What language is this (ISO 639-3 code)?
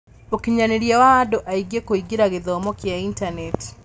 kik